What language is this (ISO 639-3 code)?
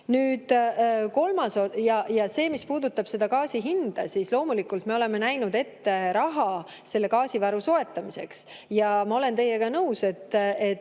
est